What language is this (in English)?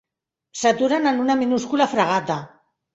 Catalan